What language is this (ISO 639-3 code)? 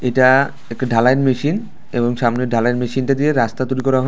ben